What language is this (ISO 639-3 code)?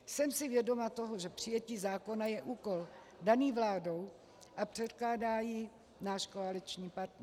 ces